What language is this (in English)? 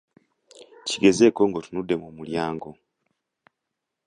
Ganda